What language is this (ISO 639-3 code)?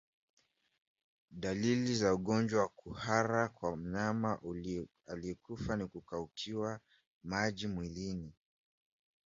swa